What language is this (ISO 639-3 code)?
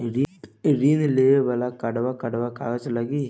bho